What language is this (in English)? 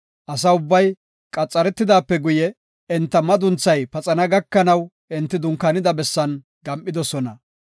Gofa